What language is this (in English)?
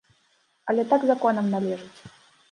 Belarusian